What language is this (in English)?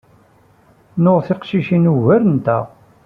Kabyle